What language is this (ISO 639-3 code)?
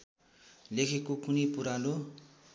nep